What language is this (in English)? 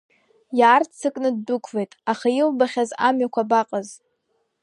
Abkhazian